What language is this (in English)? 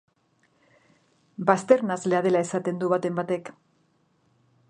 Basque